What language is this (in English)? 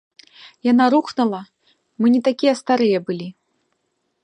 Belarusian